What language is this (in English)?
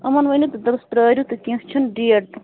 Kashmiri